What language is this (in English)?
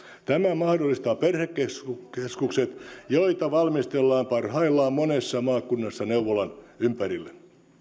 Finnish